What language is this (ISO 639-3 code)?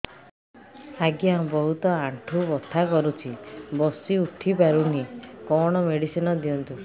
ori